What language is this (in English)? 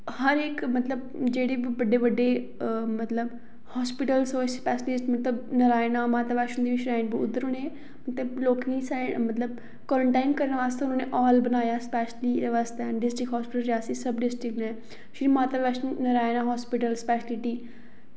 Dogri